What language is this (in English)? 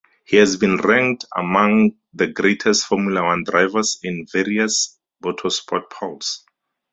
English